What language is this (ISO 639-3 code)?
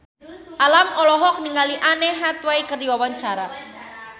sun